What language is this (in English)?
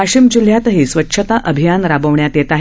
Marathi